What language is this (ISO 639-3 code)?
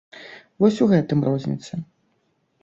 bel